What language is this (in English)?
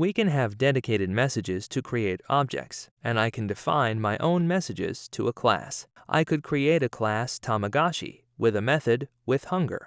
English